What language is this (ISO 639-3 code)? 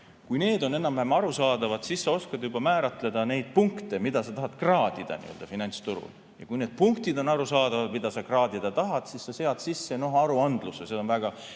est